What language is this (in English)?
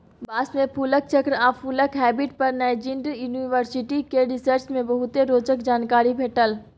Maithili